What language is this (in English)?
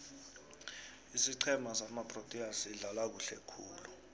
South Ndebele